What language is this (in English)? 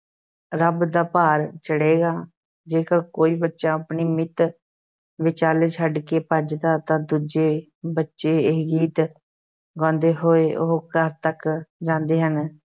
Punjabi